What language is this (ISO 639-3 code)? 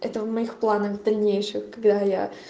rus